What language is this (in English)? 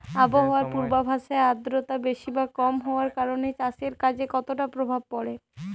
Bangla